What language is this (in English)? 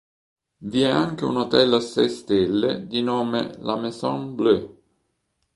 Italian